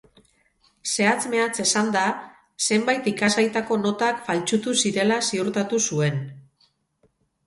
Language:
Basque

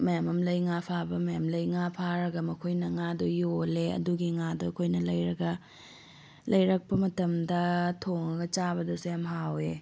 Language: Manipuri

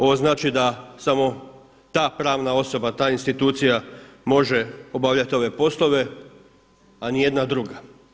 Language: Croatian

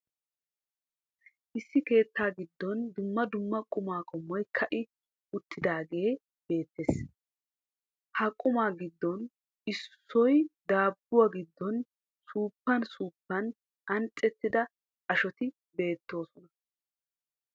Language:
Wolaytta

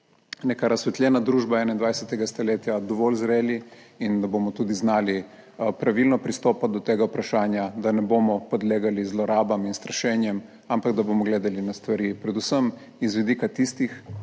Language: Slovenian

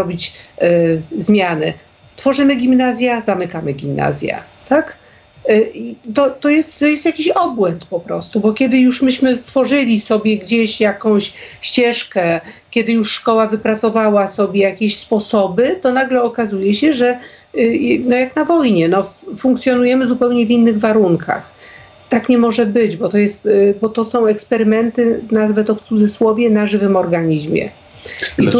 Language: Polish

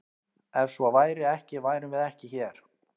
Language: Icelandic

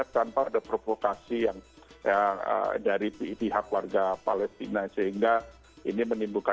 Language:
Indonesian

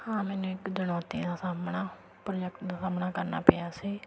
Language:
Punjabi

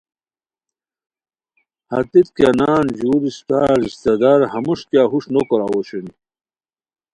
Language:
Khowar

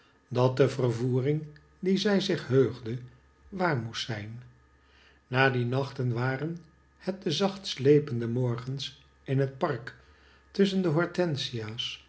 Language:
Dutch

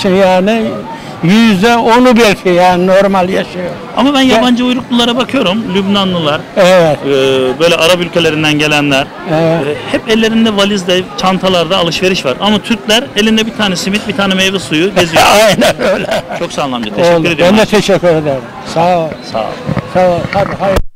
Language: Turkish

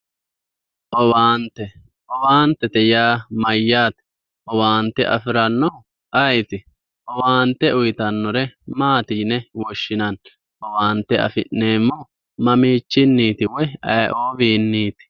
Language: Sidamo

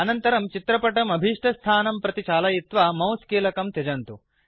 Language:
Sanskrit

